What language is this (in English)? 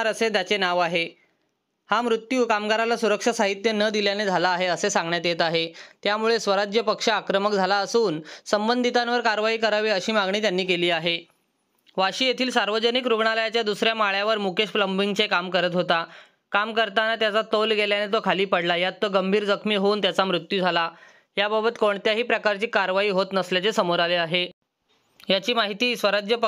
Marathi